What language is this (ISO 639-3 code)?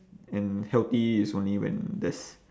eng